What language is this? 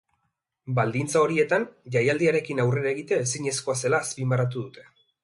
Basque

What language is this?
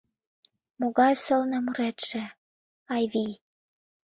Mari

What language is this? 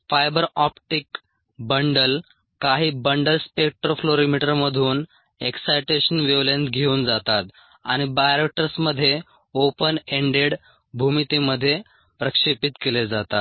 Marathi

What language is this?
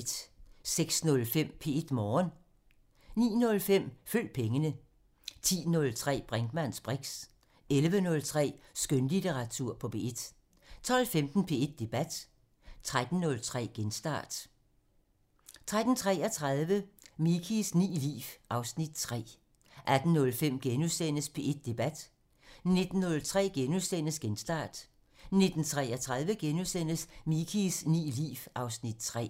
Danish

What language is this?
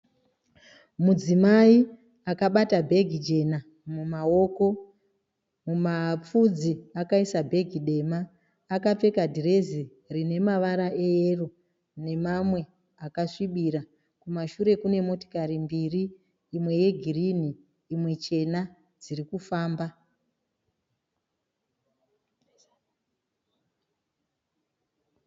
Shona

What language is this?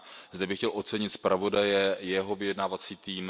Czech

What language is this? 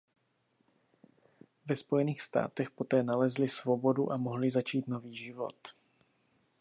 Czech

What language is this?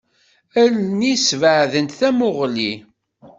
Kabyle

